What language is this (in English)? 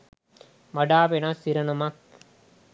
Sinhala